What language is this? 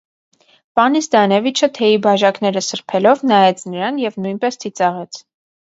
Armenian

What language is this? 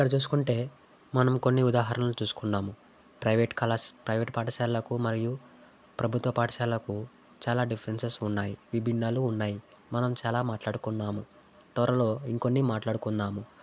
Telugu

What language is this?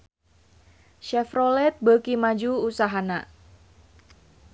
Sundanese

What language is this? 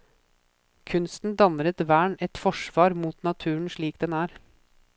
Norwegian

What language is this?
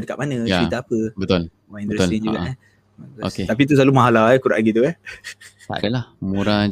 Malay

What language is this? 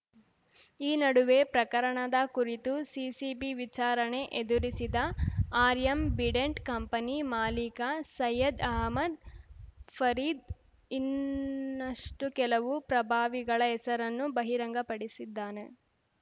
Kannada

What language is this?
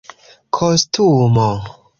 Esperanto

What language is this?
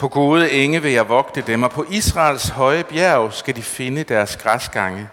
Danish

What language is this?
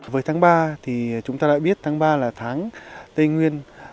Vietnamese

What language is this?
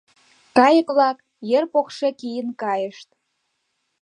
Mari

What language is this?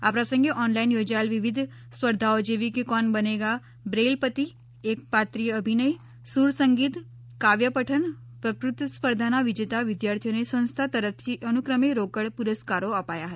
Gujarati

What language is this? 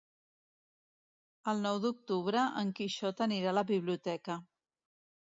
Catalan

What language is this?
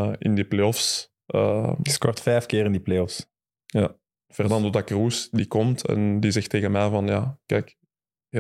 Dutch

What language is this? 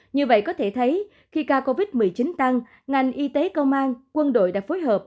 Vietnamese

